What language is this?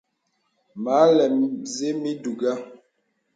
Bebele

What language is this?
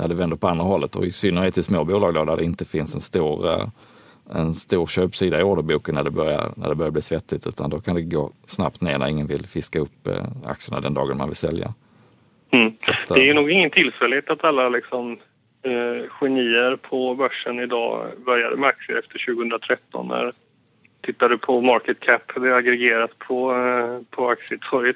Swedish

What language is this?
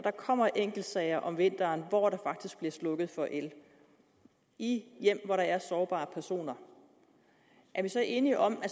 Danish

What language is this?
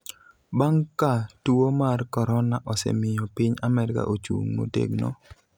Luo (Kenya and Tanzania)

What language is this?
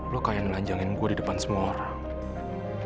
Indonesian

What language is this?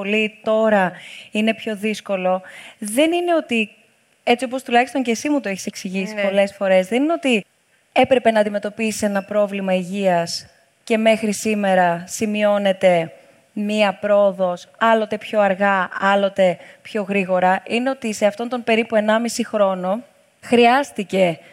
Greek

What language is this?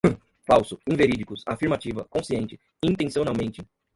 Portuguese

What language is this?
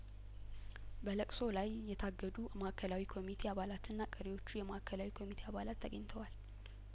Amharic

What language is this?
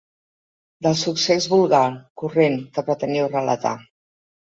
Catalan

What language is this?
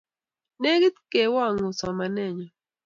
Kalenjin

